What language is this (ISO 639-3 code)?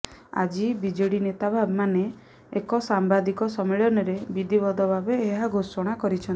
ori